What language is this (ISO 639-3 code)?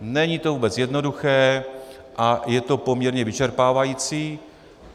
ces